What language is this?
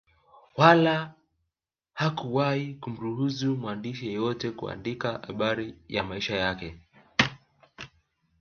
Swahili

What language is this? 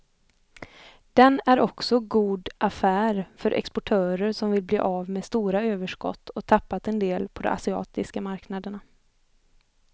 Swedish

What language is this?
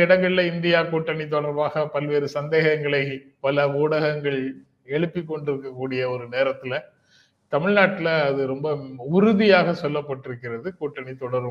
Tamil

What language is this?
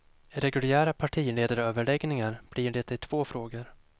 Swedish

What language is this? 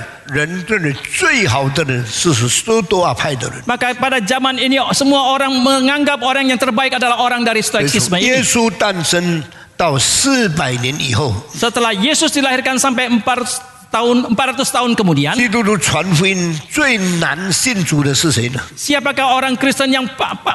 Indonesian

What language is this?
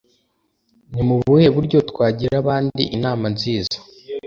Kinyarwanda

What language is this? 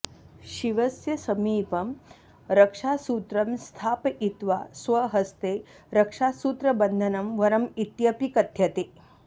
Sanskrit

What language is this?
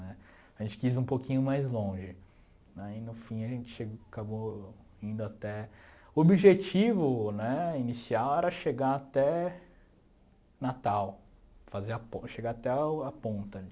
Portuguese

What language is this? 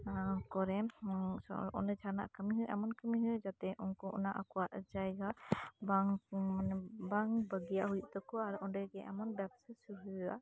Santali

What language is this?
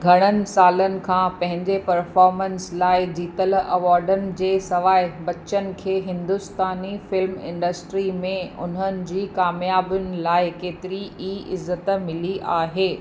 Sindhi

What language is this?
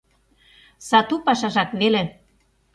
Mari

